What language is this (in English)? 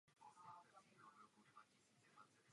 Czech